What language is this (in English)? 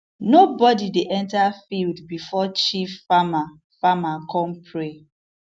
Nigerian Pidgin